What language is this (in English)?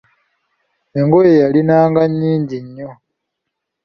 Ganda